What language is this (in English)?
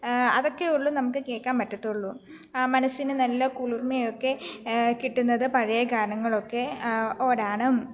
Malayalam